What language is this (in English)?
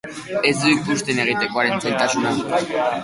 Basque